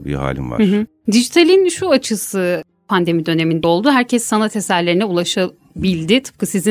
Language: Turkish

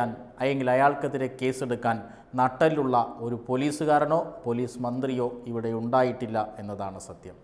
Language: Turkish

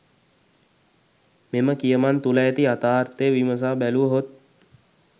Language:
Sinhala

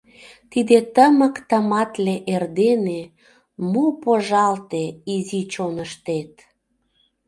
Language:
Mari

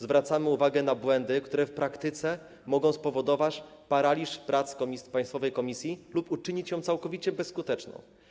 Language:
Polish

